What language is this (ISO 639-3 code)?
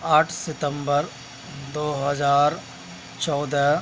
urd